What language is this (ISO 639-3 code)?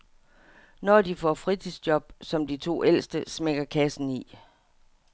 dan